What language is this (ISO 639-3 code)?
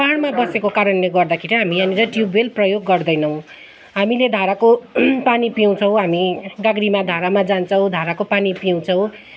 nep